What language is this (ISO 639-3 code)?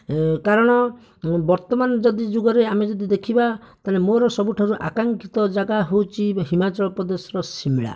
ori